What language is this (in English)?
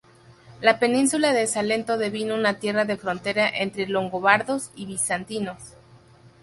Spanish